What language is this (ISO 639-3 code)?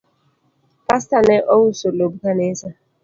luo